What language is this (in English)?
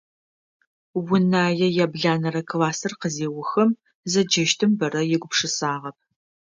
Adyghe